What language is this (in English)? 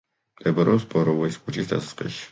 Georgian